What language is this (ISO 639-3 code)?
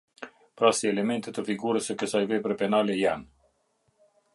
sqi